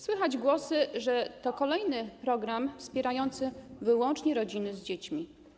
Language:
Polish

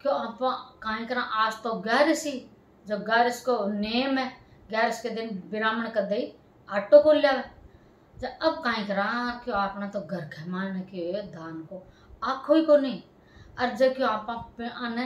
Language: Hindi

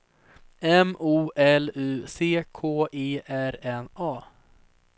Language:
Swedish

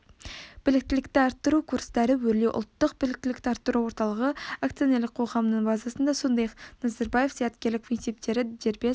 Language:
Kazakh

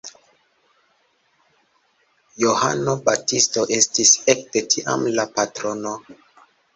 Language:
Esperanto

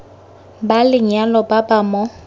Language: Tswana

